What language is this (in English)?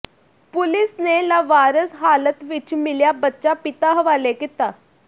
Punjabi